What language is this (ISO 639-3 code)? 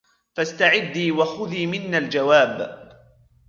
ara